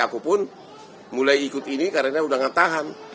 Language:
Indonesian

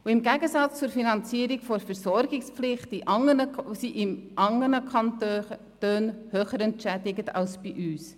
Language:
Swiss German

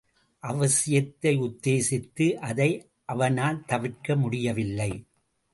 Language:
Tamil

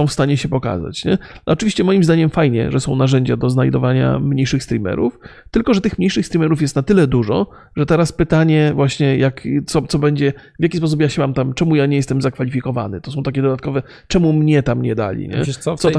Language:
Polish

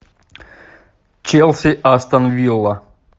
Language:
Russian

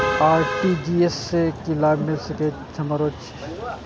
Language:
Maithili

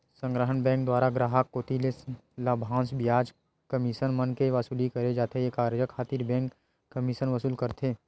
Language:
Chhattisgarhi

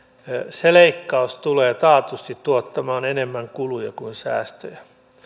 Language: Finnish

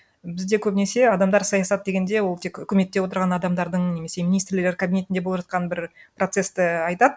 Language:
Kazakh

